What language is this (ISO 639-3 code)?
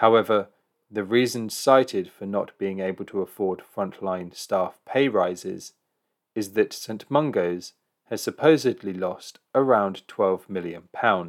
eng